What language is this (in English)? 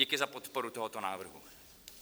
Czech